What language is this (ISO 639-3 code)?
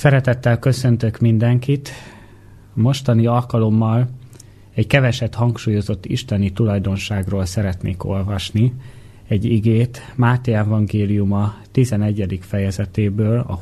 hun